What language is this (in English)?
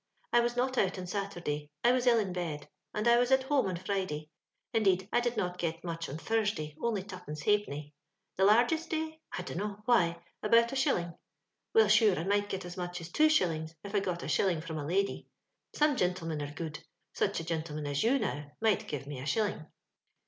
English